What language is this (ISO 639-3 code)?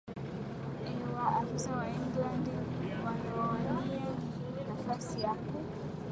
swa